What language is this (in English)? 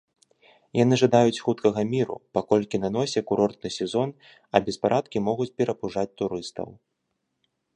Belarusian